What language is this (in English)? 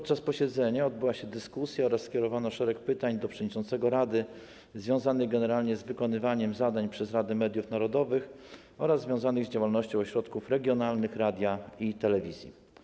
Polish